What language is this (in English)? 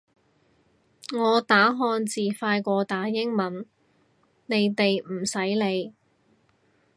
Cantonese